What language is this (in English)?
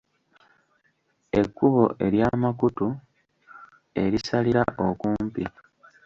Ganda